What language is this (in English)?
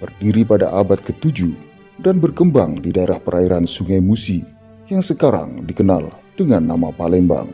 Indonesian